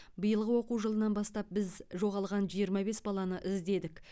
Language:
Kazakh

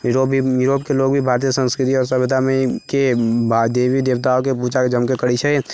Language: Maithili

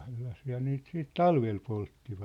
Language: Finnish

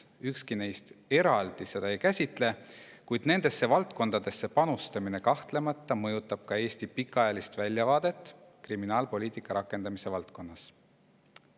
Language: Estonian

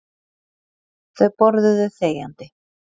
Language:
Icelandic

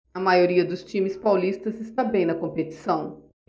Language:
Portuguese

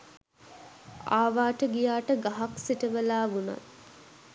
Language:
Sinhala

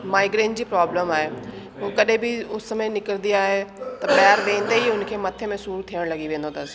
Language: Sindhi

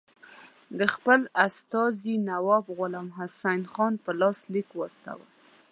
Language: Pashto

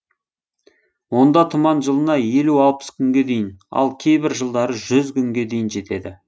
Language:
Kazakh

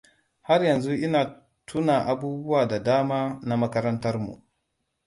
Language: Hausa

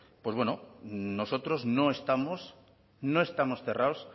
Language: Spanish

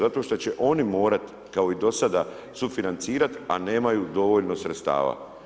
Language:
Croatian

